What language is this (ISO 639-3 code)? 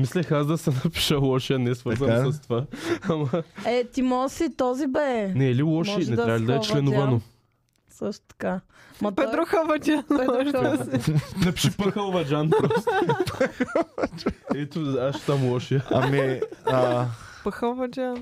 bul